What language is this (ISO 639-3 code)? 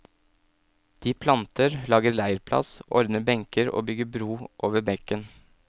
nor